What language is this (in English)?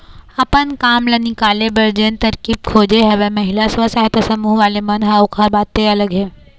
Chhattisgarhi